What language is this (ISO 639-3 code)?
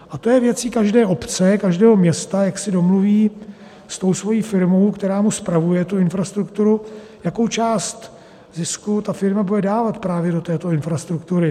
ces